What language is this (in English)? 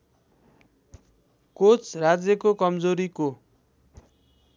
Nepali